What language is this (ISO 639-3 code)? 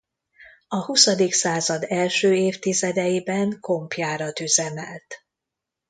hun